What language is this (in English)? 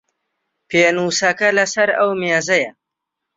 Central Kurdish